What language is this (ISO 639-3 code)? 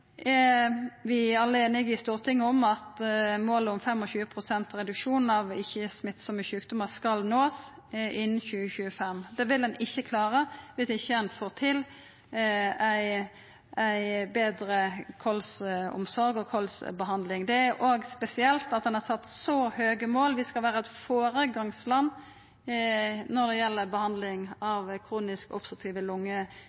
nno